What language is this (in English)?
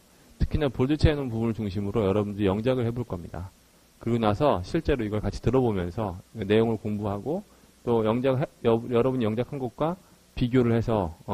Korean